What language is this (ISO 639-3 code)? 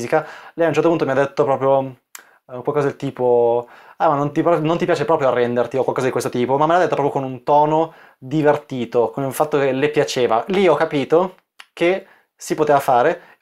ita